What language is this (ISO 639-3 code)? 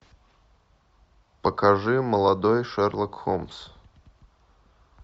rus